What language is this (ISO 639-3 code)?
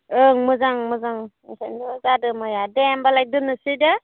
brx